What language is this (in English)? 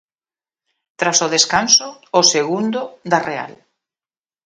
Galician